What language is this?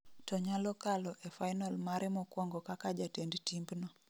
Luo (Kenya and Tanzania)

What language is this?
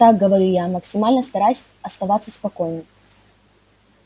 Russian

